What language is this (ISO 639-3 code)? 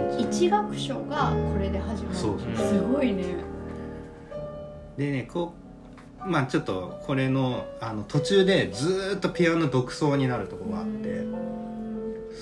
jpn